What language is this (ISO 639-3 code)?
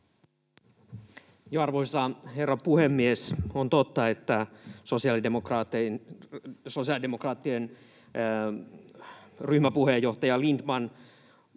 fin